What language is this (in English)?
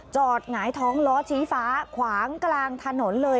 Thai